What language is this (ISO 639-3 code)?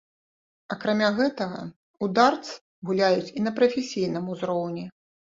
bel